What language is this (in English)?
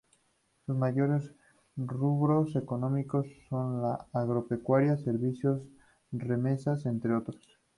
Spanish